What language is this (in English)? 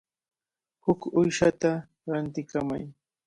Cajatambo North Lima Quechua